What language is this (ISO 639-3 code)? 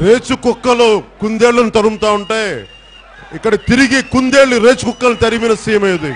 tel